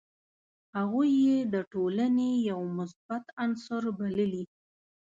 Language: Pashto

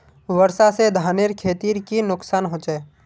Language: Magahi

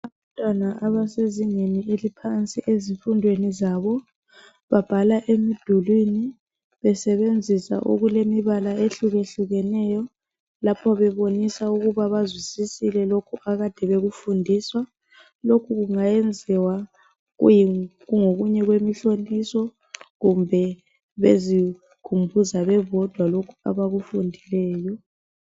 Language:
North Ndebele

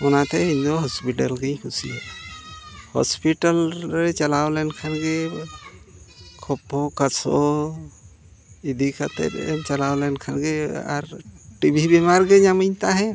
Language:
Santali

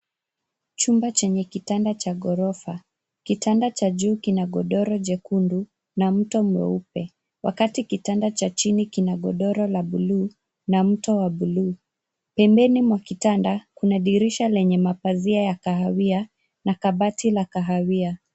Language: Swahili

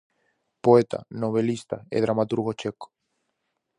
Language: Galician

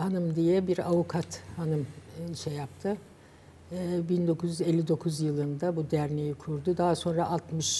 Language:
Turkish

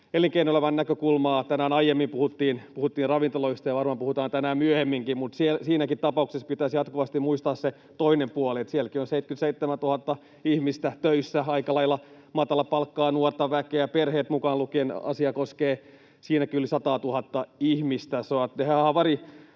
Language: Finnish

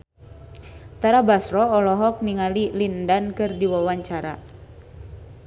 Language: Sundanese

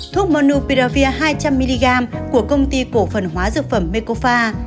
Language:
Vietnamese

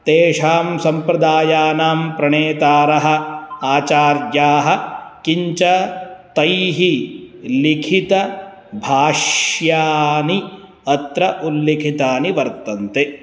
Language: Sanskrit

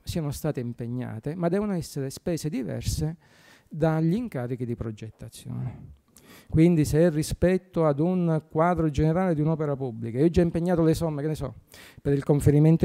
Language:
Italian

